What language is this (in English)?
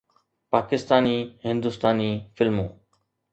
Sindhi